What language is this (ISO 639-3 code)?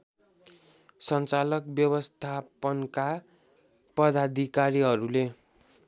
nep